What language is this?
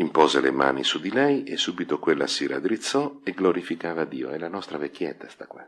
Italian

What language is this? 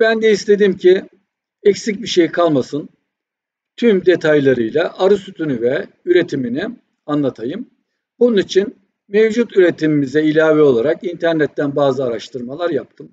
Turkish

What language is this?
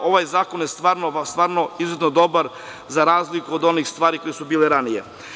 Serbian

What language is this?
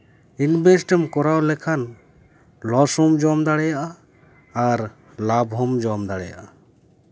Santali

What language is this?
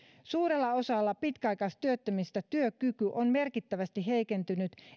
Finnish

